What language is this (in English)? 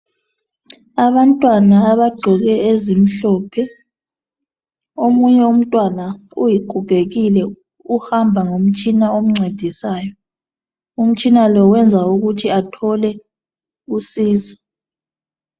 North Ndebele